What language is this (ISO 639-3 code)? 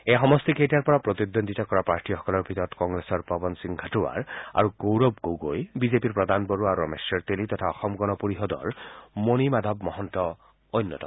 asm